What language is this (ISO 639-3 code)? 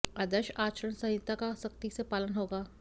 hin